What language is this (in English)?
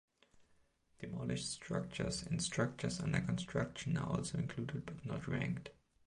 English